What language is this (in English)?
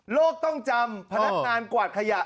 Thai